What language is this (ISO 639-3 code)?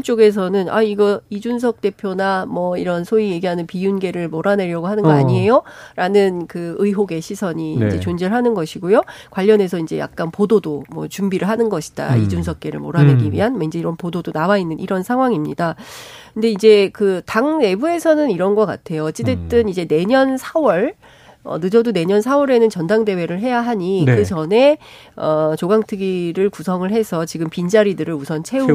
kor